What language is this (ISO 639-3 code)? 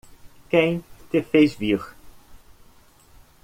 por